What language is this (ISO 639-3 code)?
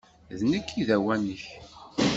kab